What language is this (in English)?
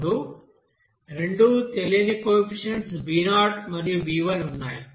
Telugu